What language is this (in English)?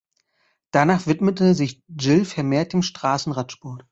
German